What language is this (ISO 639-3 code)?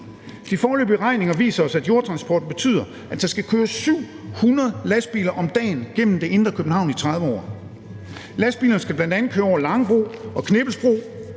dan